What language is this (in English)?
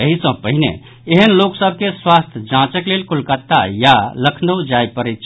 Maithili